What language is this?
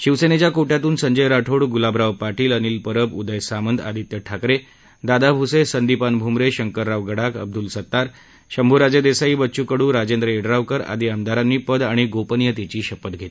Marathi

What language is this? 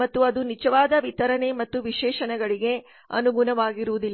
Kannada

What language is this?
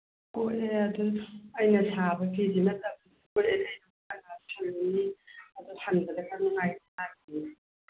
Manipuri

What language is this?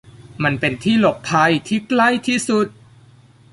Thai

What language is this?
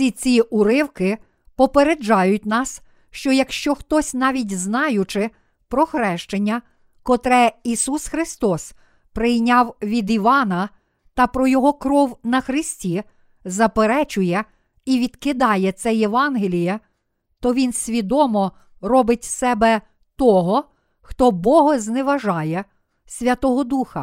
Ukrainian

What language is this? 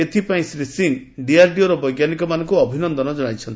Odia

